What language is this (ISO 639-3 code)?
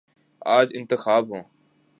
urd